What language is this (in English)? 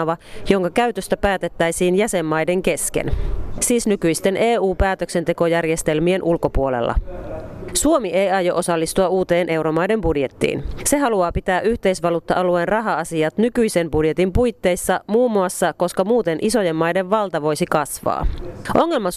Finnish